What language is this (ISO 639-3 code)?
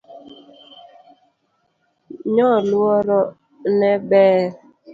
luo